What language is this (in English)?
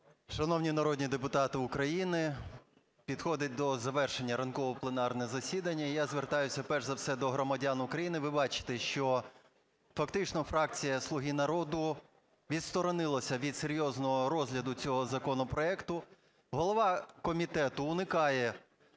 Ukrainian